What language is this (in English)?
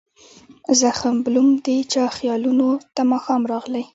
Pashto